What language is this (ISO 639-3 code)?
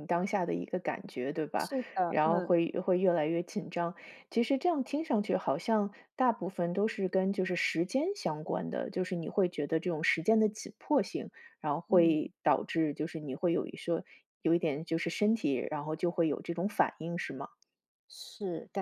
zho